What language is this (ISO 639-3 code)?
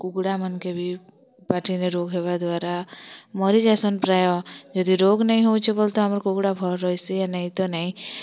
ori